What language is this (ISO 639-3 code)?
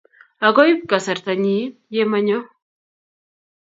kln